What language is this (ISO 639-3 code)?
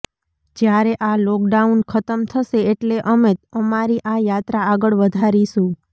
guj